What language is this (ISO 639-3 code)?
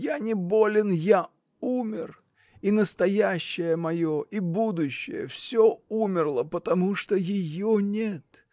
rus